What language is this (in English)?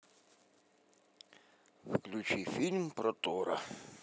Russian